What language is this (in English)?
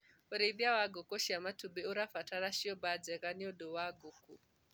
Kikuyu